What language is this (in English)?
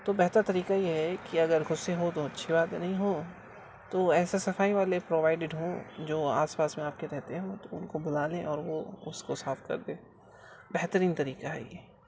Urdu